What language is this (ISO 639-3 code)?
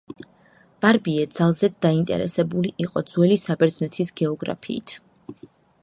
kat